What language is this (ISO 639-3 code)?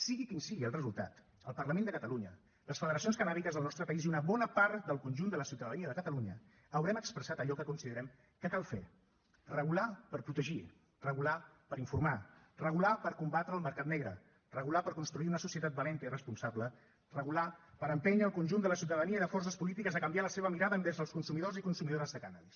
cat